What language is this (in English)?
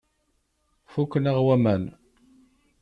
Kabyle